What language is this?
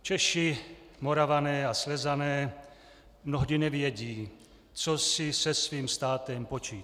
Czech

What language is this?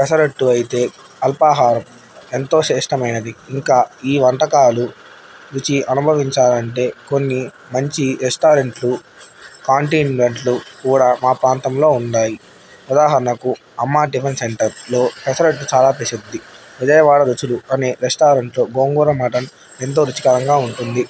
Telugu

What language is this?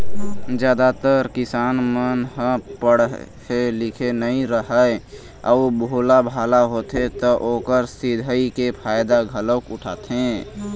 Chhattisgarhi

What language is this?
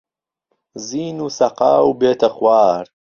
Central Kurdish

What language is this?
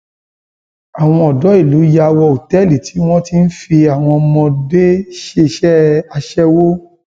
Yoruba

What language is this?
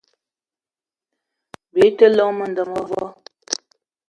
Eton (Cameroon)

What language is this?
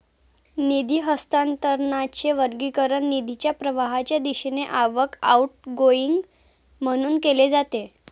Marathi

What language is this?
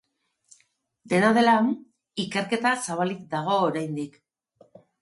Basque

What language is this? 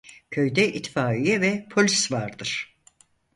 Turkish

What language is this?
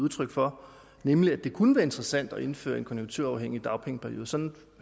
Danish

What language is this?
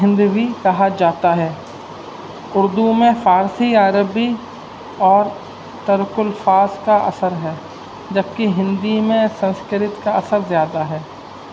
Urdu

